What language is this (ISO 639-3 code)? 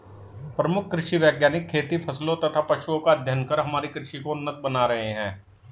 hin